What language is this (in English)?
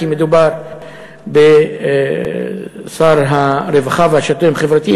Hebrew